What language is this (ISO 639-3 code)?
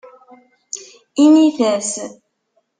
kab